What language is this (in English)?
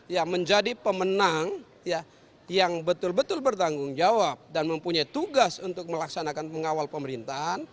Indonesian